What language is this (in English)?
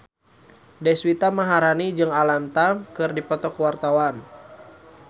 Sundanese